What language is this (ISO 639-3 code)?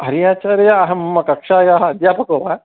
san